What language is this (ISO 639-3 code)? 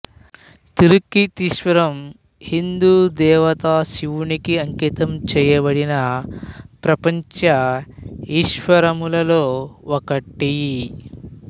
tel